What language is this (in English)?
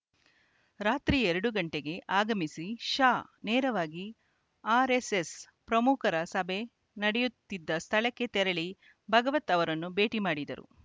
Kannada